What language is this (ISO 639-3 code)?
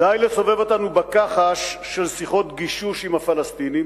heb